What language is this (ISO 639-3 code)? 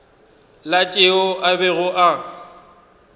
nso